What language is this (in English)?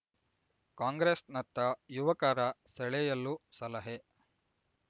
Kannada